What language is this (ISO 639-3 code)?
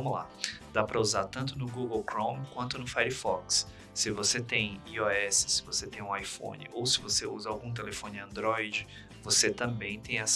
por